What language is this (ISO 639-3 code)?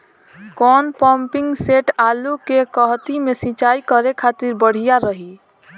bho